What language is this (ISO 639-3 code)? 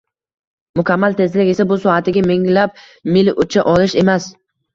uzb